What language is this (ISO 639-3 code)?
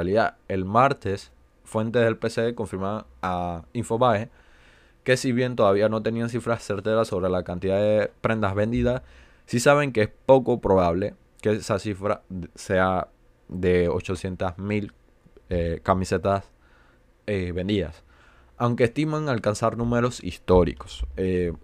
spa